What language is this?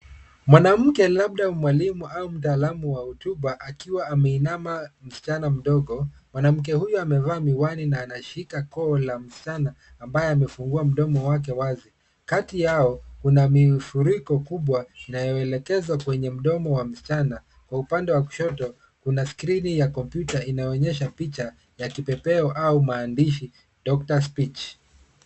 Swahili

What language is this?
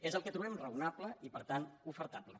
Catalan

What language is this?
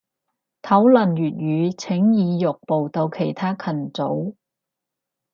Cantonese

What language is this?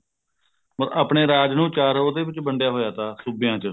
Punjabi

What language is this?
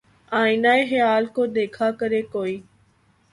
Urdu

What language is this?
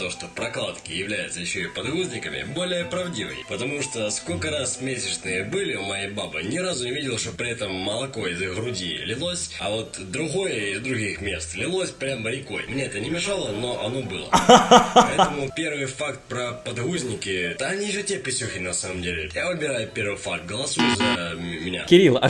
Russian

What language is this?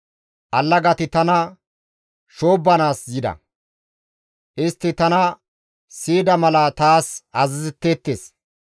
Gamo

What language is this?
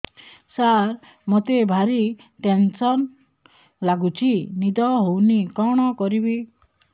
Odia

